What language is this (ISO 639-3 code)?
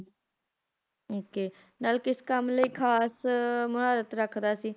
pan